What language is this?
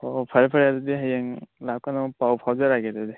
Manipuri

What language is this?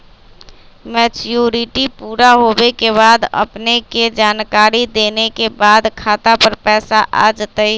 Magahi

